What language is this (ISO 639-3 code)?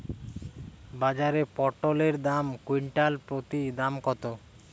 ben